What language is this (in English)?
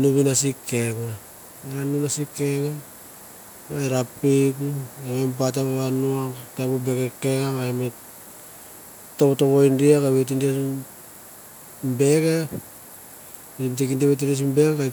Mandara